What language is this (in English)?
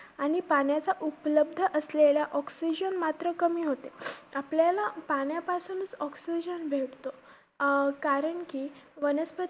Marathi